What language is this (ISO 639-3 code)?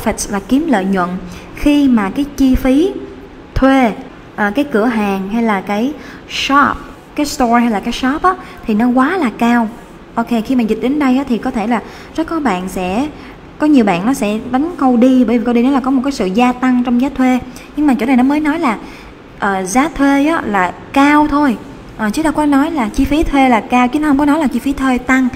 vie